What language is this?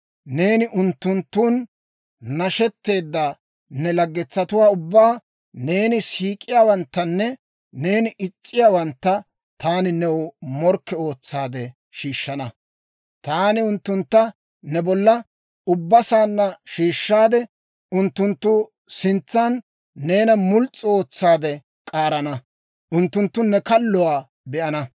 Dawro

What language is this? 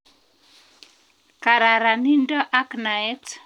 Kalenjin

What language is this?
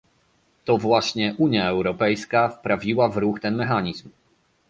Polish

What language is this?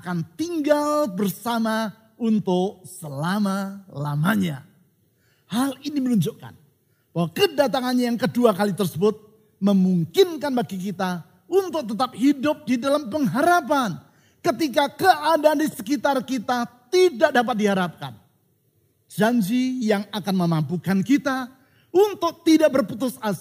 Indonesian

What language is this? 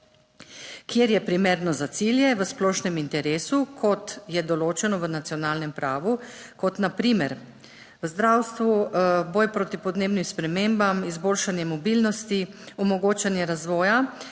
Slovenian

